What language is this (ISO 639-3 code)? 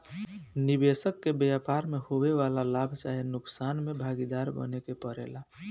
bho